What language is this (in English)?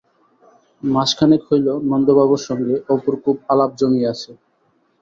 Bangla